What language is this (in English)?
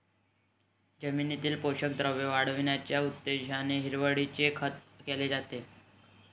Marathi